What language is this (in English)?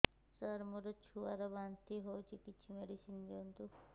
Odia